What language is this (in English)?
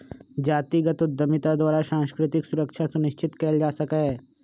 Magahi